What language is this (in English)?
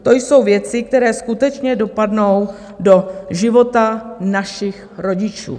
Czech